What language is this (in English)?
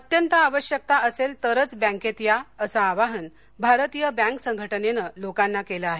Marathi